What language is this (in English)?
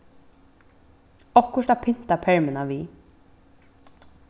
Faroese